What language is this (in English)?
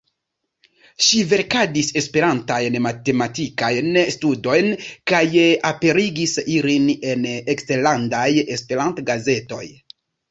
Esperanto